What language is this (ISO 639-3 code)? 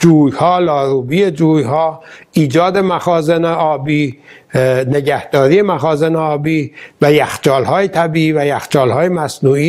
fas